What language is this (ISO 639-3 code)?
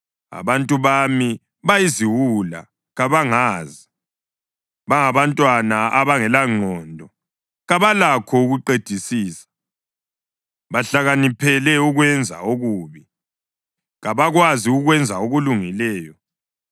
nde